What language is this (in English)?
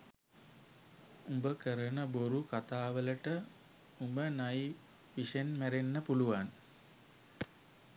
Sinhala